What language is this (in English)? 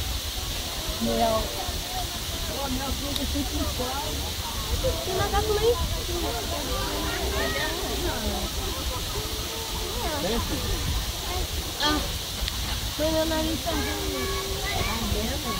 Portuguese